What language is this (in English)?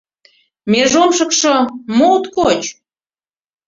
Mari